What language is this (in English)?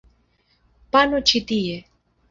Esperanto